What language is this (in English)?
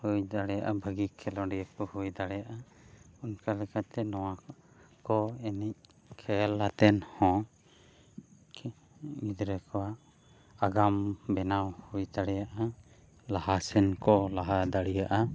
Santali